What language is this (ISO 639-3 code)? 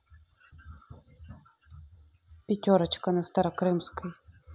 rus